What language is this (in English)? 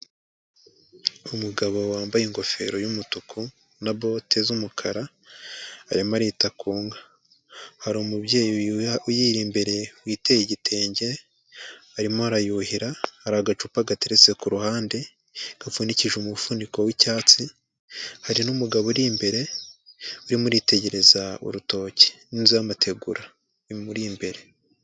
Kinyarwanda